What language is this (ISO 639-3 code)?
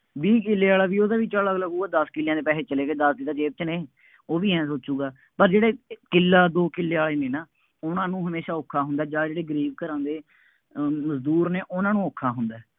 pan